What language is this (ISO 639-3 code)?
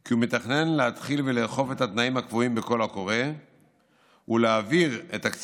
heb